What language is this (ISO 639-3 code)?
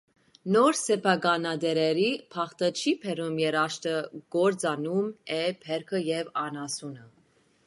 hye